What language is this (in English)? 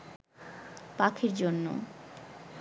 Bangla